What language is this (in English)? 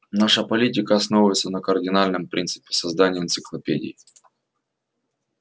Russian